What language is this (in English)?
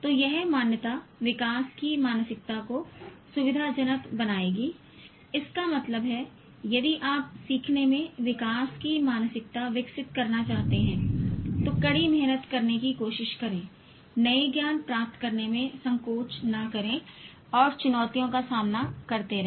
Hindi